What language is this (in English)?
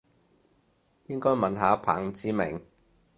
Cantonese